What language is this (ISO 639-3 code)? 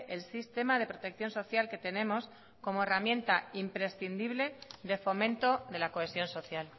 spa